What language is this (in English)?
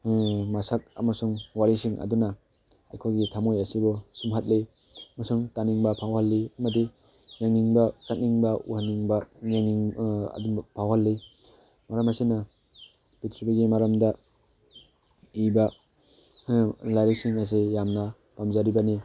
Manipuri